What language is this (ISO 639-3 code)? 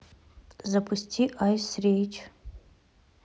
rus